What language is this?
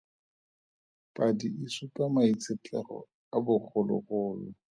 Tswana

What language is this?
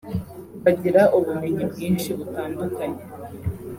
Kinyarwanda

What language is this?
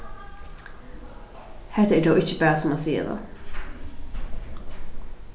Faroese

